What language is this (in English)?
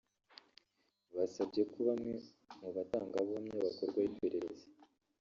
Kinyarwanda